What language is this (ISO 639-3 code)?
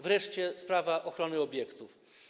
pol